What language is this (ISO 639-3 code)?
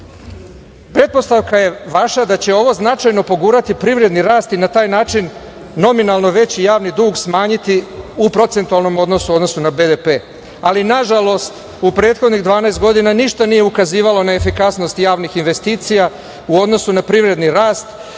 srp